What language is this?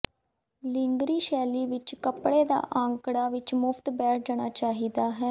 Punjabi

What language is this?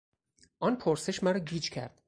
Persian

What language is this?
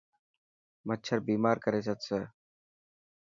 Dhatki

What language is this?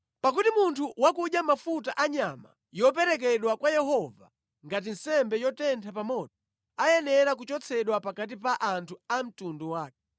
Nyanja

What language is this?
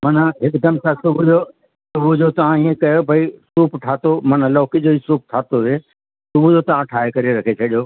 Sindhi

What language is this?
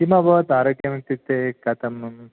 Sanskrit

